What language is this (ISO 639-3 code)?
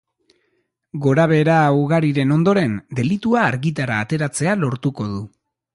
eus